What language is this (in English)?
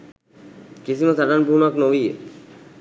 Sinhala